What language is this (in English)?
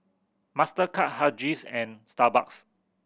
English